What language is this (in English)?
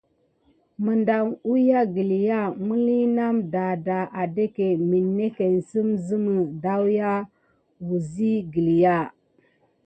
Gidar